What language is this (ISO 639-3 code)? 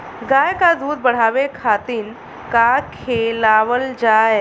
bho